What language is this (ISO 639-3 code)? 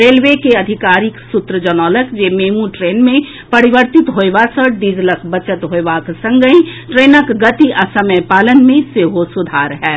mai